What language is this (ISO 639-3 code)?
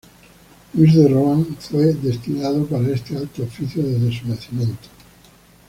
spa